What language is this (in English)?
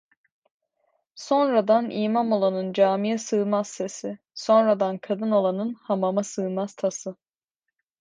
Turkish